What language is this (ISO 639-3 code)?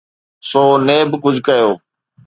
snd